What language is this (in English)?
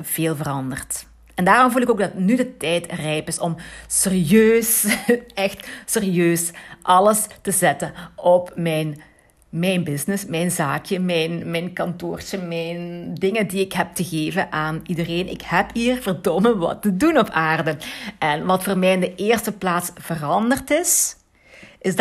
Dutch